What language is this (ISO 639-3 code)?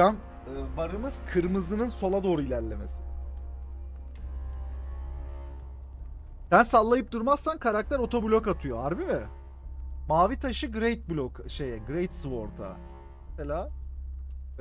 tur